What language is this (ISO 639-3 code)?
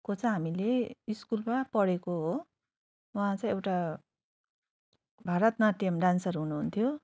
nep